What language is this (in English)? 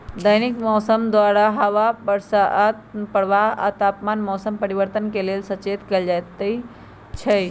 Magahi